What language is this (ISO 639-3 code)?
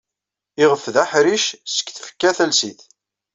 kab